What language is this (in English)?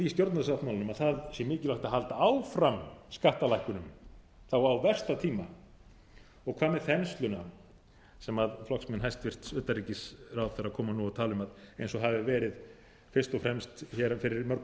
Icelandic